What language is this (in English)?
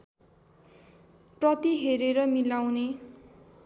Nepali